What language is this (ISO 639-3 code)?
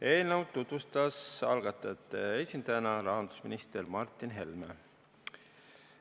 est